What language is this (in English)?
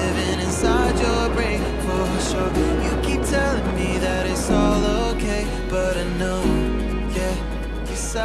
Indonesian